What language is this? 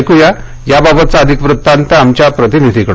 Marathi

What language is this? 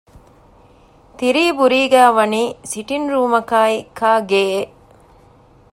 Divehi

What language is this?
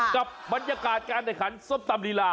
Thai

